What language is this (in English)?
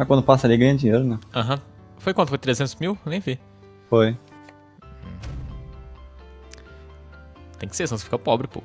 Portuguese